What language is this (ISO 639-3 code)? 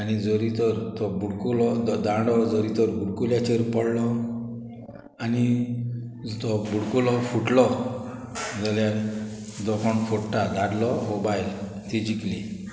kok